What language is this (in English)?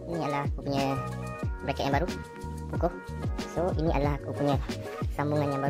Malay